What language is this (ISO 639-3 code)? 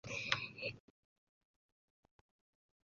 epo